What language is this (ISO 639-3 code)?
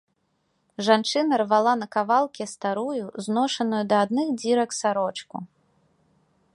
bel